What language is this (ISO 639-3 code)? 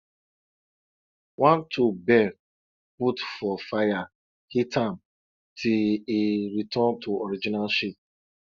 pcm